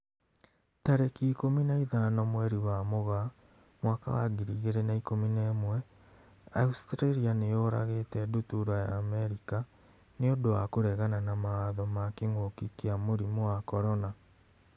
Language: Kikuyu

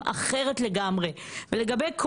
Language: Hebrew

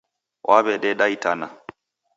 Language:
Taita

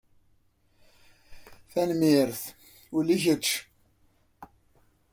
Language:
Kabyle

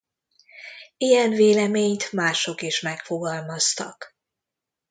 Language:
Hungarian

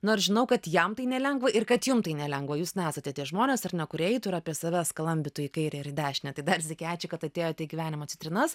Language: Lithuanian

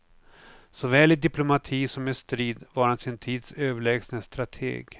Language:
Swedish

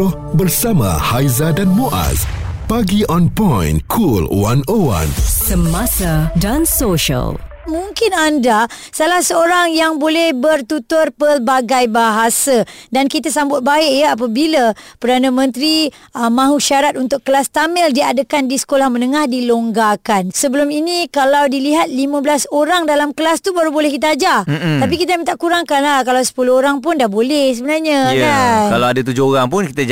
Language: Malay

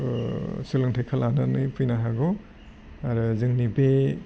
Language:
Bodo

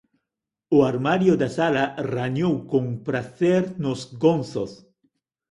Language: Galician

